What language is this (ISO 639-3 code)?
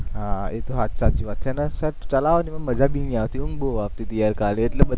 guj